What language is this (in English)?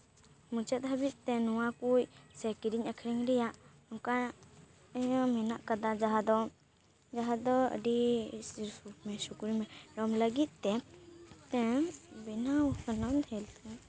Santali